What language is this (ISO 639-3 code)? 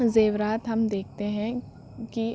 urd